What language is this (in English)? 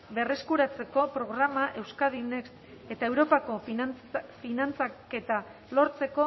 Basque